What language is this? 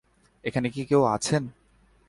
Bangla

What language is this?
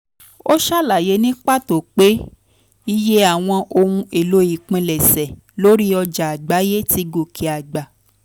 Yoruba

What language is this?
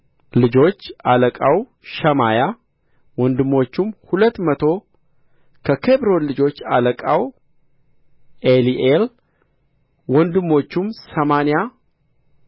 Amharic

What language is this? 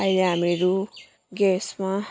Nepali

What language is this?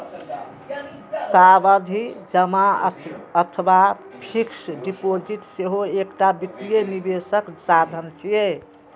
Maithili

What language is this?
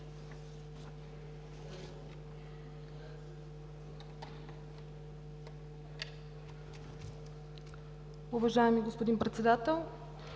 Bulgarian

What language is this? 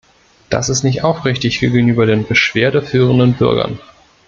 German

